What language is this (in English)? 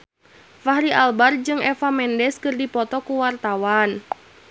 Sundanese